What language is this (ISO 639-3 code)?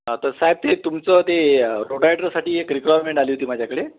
mar